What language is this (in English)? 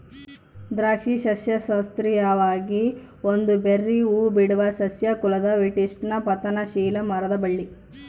Kannada